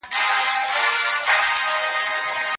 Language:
Pashto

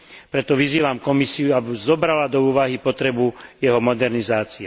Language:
Slovak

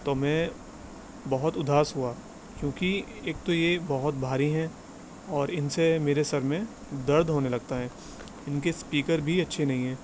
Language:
Urdu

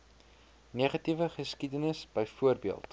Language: Afrikaans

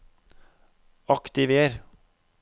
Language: Norwegian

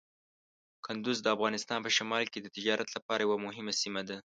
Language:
Pashto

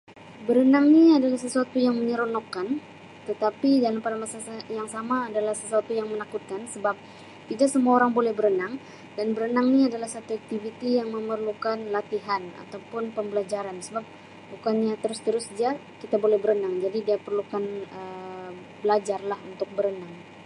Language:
Sabah Malay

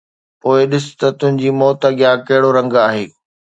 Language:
Sindhi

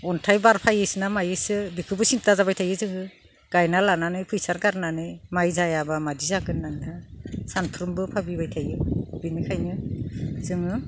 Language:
Bodo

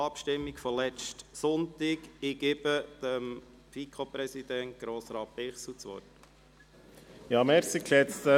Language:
Swiss German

